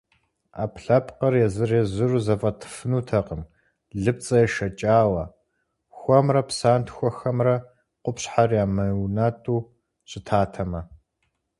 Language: Kabardian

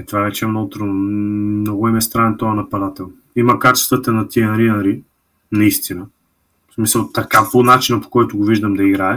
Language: Bulgarian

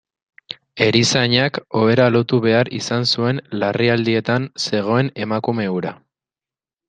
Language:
Basque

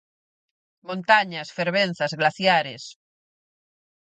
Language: Galician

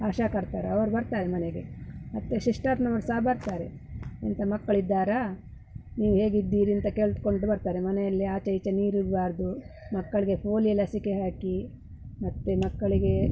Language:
Kannada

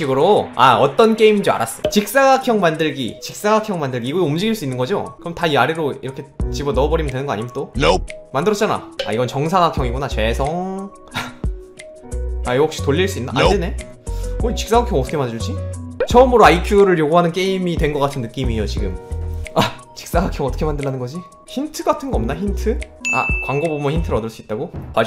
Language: Korean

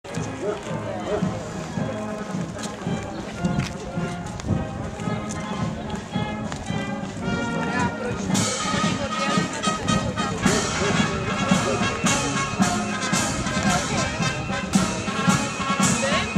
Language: Czech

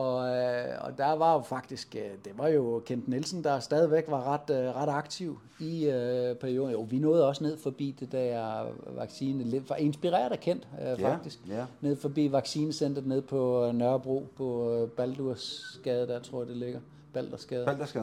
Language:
Danish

